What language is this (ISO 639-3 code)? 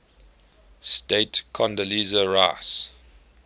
eng